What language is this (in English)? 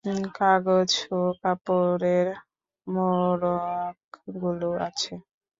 Bangla